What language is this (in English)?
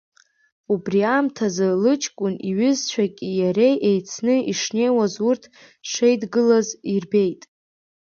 Abkhazian